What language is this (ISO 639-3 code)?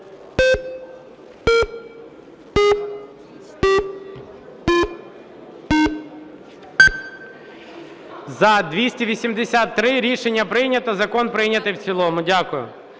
ukr